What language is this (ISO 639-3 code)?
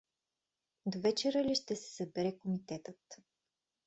bul